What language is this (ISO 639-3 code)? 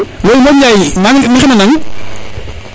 srr